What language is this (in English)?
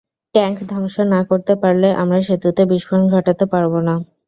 Bangla